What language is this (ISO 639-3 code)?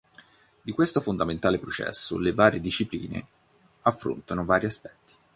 ita